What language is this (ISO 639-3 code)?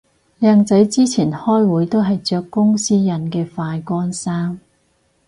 yue